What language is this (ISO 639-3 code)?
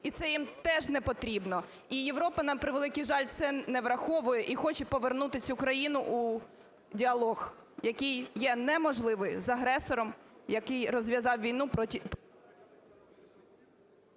ukr